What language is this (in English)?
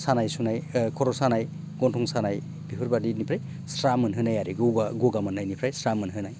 Bodo